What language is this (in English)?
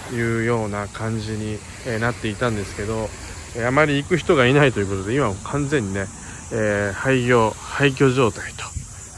Japanese